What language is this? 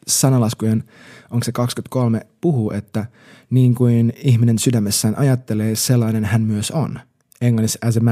Finnish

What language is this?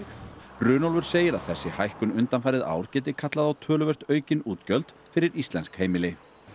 Icelandic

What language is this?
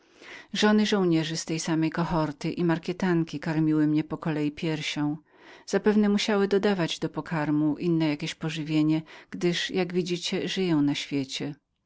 Polish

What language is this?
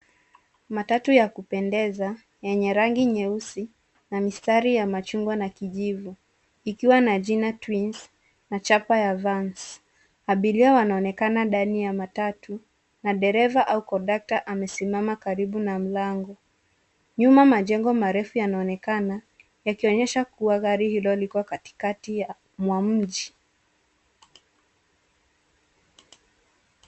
Swahili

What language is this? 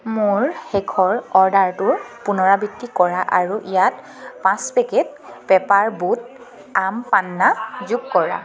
Assamese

